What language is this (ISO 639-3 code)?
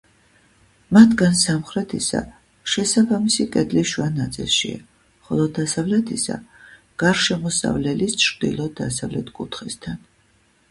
kat